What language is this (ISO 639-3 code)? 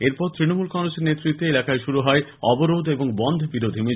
ben